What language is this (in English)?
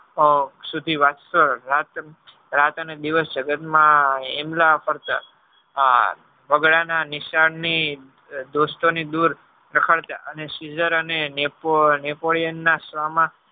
Gujarati